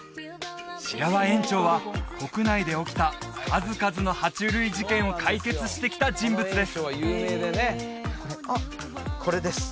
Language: Japanese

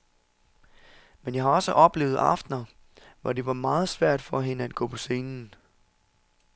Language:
Danish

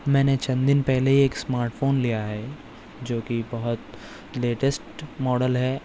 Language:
Urdu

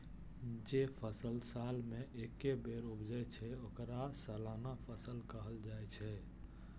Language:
Maithili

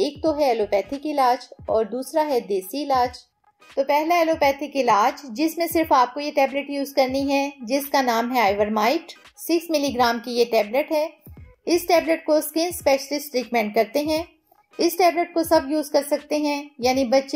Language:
Hindi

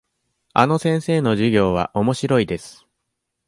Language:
Japanese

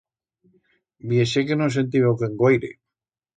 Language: Aragonese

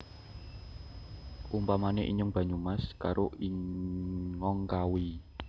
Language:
Javanese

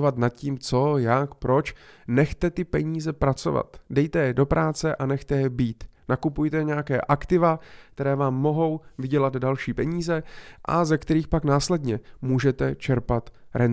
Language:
Czech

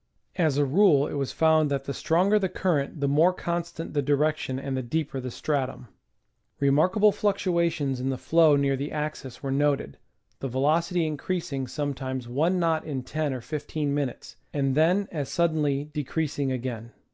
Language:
English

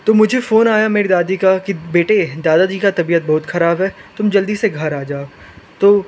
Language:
Hindi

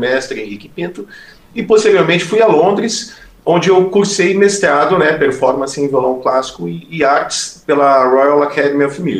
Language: Portuguese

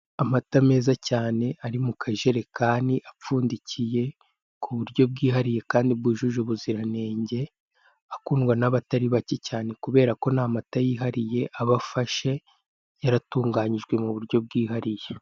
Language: Kinyarwanda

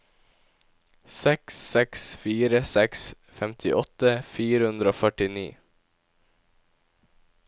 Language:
Norwegian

